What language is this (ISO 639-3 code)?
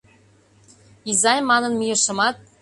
chm